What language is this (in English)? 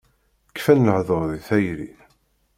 Kabyle